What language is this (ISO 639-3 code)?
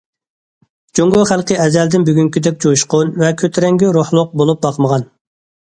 uig